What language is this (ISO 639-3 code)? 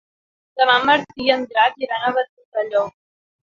cat